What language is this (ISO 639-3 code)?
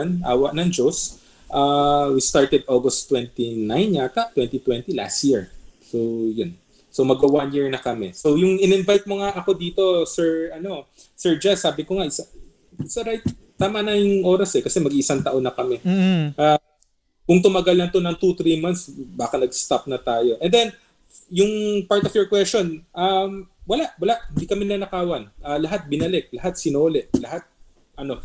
fil